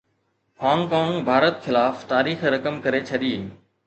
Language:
Sindhi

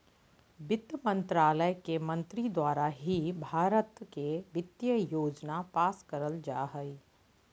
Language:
Magahi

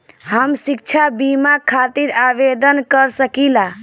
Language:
Bhojpuri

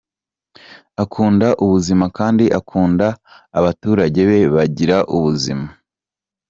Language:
Kinyarwanda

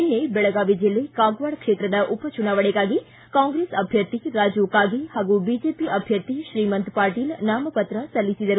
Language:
Kannada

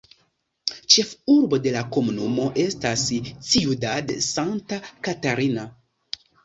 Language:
Esperanto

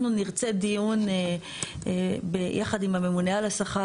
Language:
Hebrew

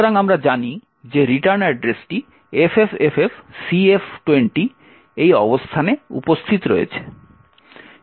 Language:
Bangla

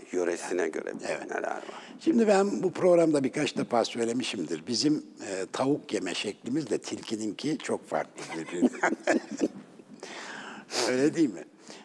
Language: Turkish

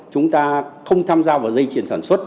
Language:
Vietnamese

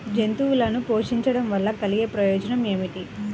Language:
Telugu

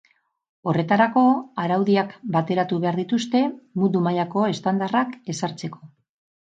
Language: Basque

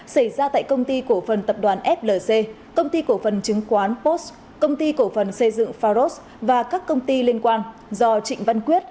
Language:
Vietnamese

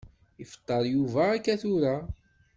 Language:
Kabyle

